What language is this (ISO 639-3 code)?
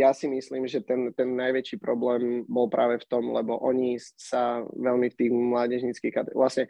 slk